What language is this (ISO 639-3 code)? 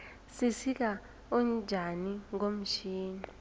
nbl